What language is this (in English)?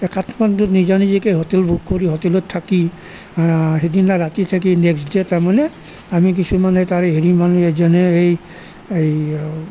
Assamese